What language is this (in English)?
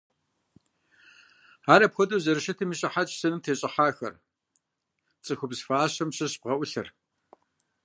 Kabardian